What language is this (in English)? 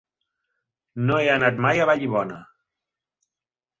Catalan